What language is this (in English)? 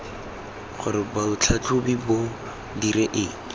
Tswana